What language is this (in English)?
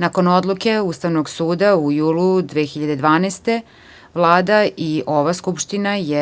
Serbian